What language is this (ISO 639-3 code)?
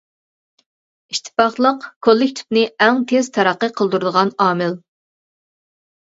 uig